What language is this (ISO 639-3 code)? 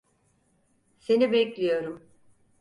tur